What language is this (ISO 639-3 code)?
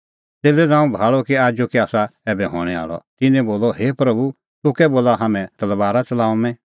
kfx